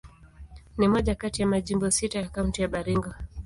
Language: Swahili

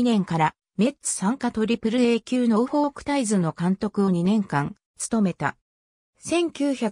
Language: Japanese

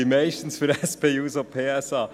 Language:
Swiss German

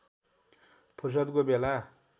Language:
Nepali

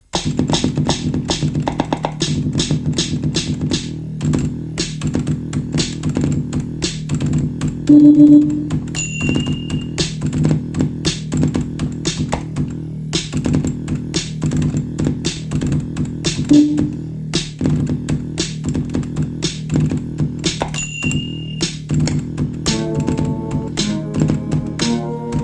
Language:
English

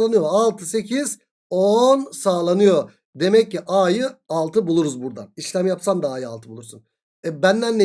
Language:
Turkish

